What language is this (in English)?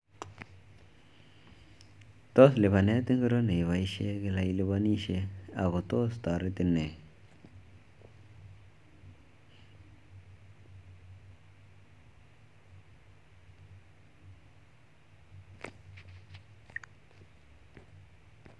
Kalenjin